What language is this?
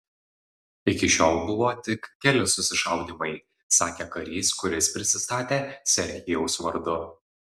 Lithuanian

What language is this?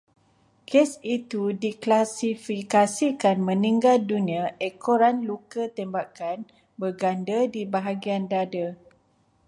Malay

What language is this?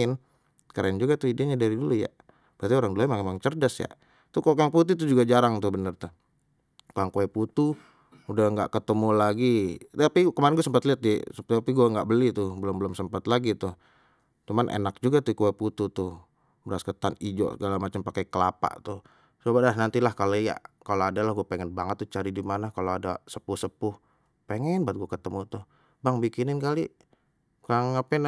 Betawi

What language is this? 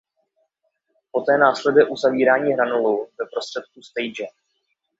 Czech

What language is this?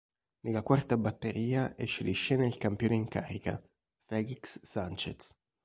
Italian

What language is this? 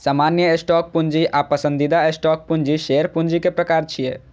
Maithili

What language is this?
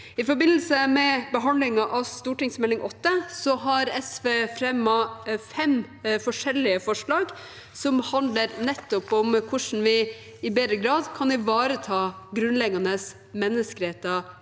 Norwegian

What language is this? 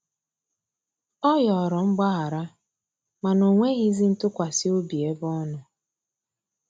Igbo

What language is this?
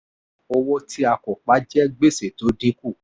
Yoruba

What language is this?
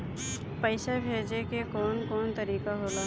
Bhojpuri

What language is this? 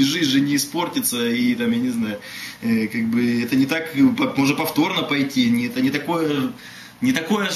Russian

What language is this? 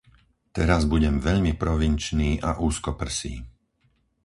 Slovak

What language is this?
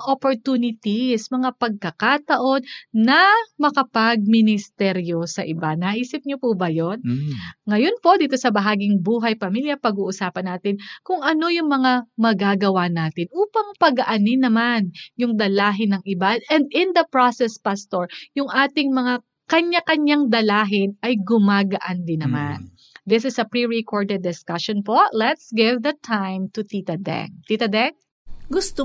Filipino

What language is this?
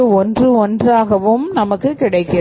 Tamil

